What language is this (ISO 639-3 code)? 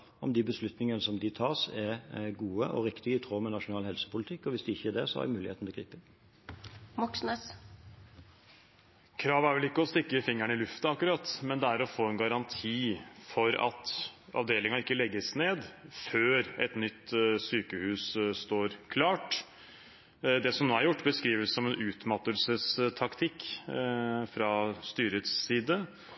nob